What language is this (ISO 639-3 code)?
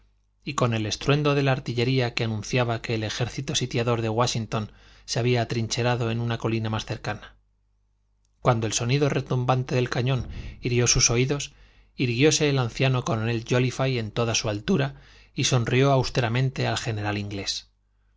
spa